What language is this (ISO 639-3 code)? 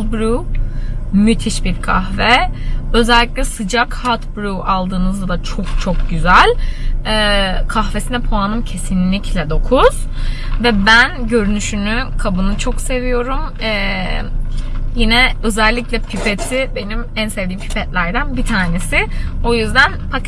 tur